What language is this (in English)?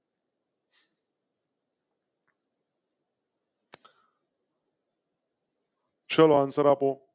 Gujarati